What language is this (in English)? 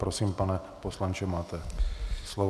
Czech